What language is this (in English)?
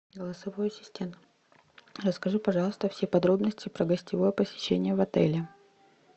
Russian